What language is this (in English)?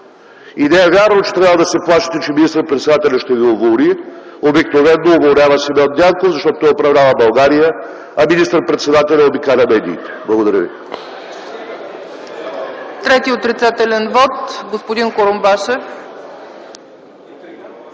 Bulgarian